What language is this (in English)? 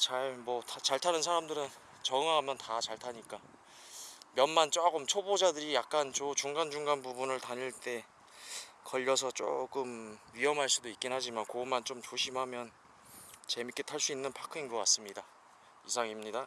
Korean